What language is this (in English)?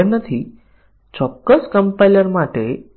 Gujarati